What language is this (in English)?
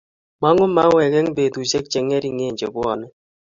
Kalenjin